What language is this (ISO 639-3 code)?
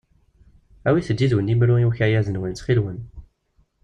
kab